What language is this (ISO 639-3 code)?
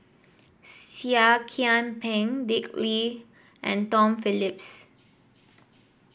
eng